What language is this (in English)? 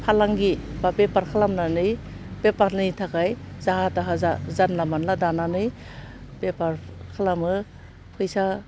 Bodo